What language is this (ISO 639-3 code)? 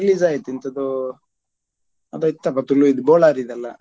kan